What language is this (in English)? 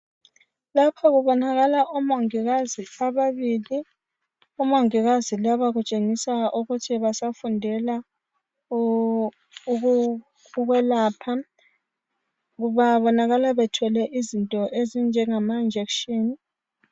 North Ndebele